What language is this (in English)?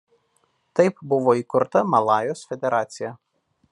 Lithuanian